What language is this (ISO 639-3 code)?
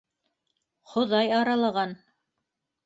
bak